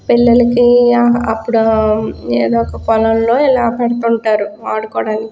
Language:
Telugu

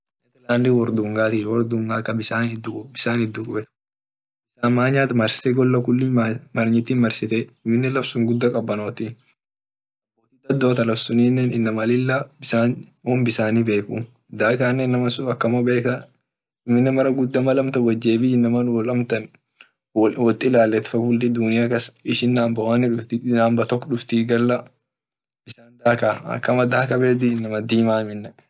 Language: Orma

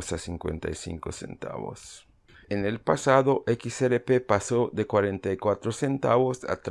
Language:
Spanish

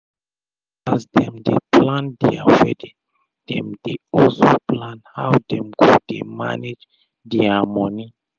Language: Nigerian Pidgin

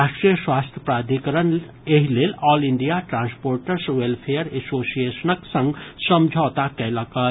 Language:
Maithili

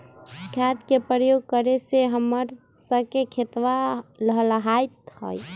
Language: Magahi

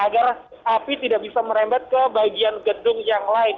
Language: Indonesian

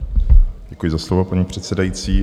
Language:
Czech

